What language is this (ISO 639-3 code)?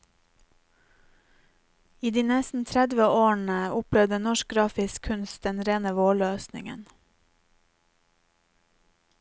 nor